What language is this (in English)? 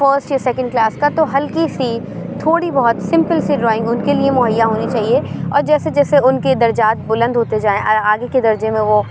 Urdu